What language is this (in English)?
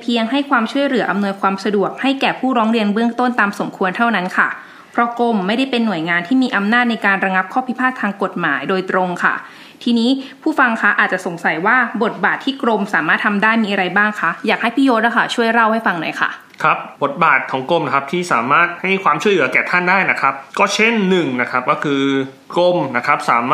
Thai